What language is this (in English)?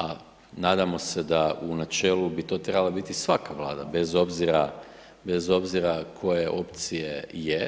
Croatian